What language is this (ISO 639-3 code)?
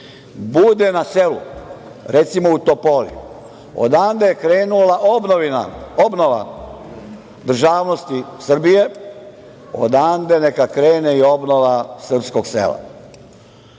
srp